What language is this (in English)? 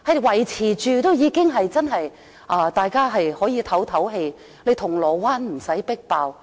Cantonese